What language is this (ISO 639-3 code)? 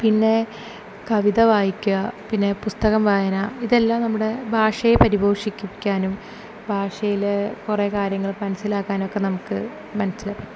mal